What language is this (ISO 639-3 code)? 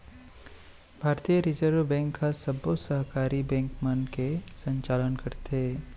hne